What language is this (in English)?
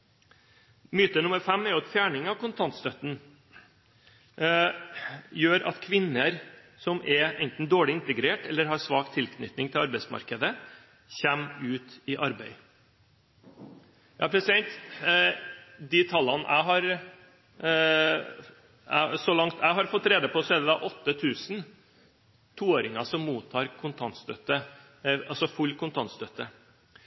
Norwegian Bokmål